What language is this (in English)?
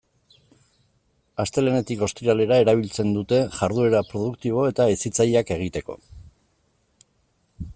Basque